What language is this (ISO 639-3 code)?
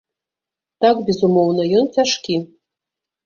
bel